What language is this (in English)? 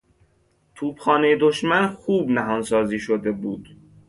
Persian